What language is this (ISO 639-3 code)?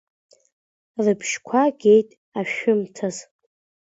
abk